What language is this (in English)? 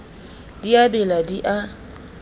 Southern Sotho